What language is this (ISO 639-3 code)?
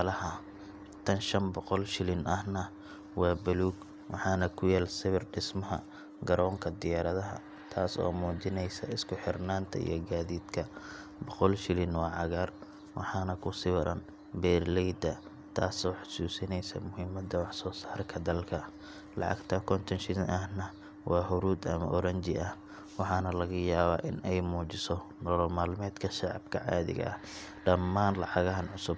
som